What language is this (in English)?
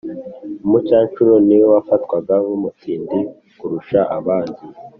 Kinyarwanda